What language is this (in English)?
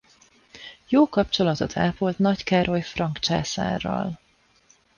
Hungarian